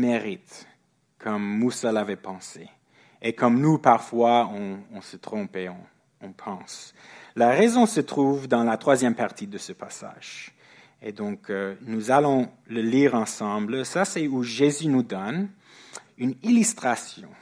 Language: French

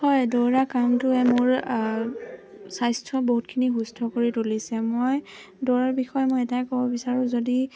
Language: Assamese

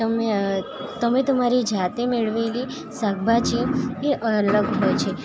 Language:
Gujarati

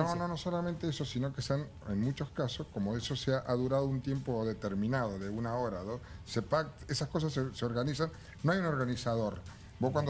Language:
Spanish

